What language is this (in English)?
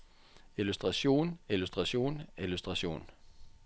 Norwegian